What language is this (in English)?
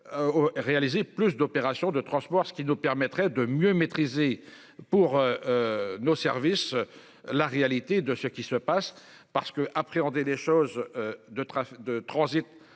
French